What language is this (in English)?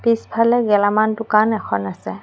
Assamese